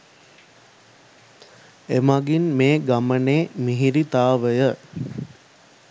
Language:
Sinhala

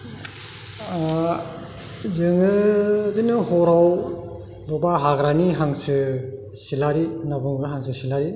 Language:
Bodo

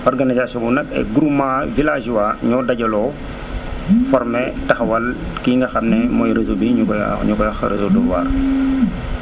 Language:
Wolof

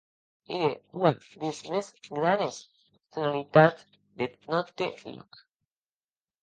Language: Occitan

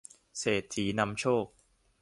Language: Thai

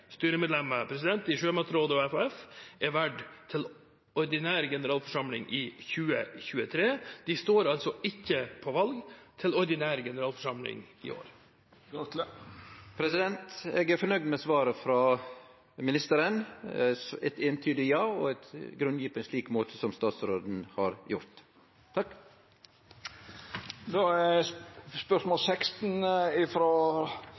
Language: Norwegian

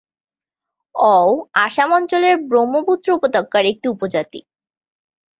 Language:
Bangla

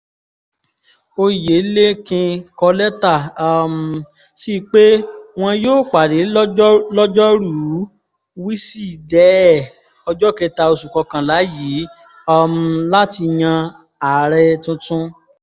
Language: Yoruba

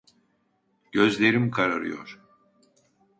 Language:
Turkish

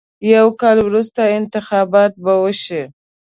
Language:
Pashto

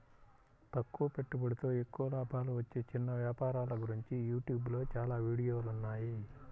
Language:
Telugu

